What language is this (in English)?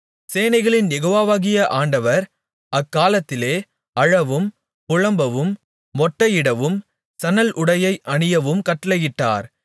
Tamil